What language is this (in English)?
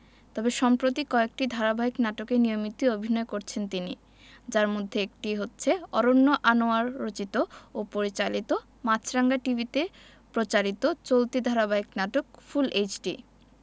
Bangla